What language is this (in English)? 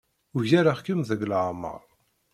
Kabyle